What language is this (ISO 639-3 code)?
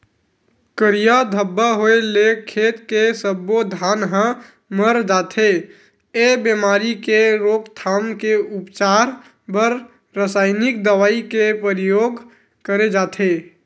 hne